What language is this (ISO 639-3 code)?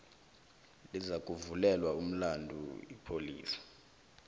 nbl